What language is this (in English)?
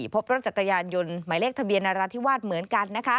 Thai